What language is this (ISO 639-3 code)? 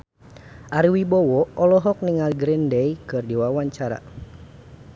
sun